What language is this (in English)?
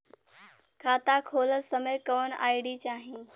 Bhojpuri